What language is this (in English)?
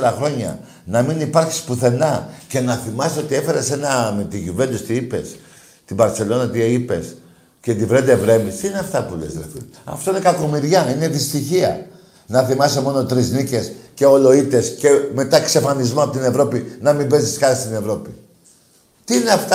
Greek